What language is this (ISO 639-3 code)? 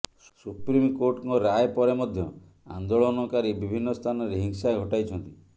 ori